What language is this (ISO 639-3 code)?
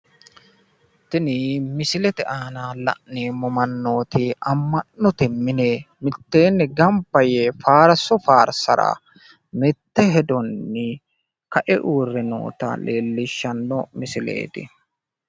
sid